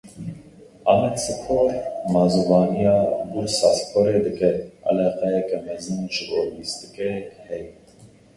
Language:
Kurdish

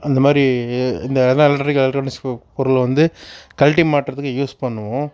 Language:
Tamil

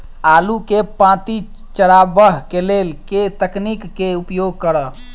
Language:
Maithili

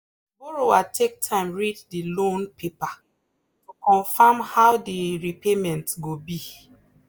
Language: Nigerian Pidgin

